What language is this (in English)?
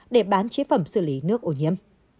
Vietnamese